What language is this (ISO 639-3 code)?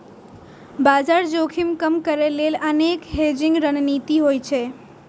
mai